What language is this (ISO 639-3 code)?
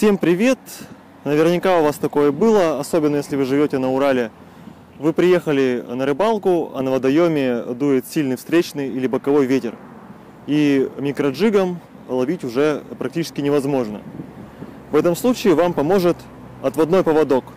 rus